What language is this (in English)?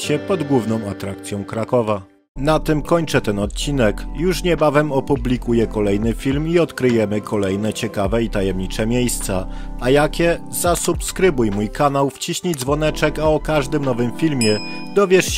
Polish